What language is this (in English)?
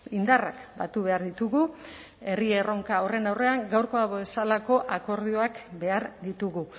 Basque